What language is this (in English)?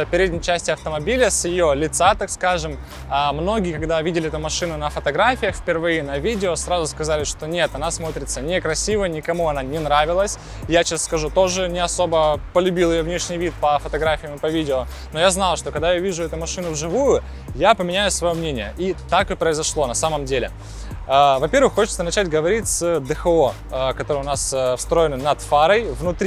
Russian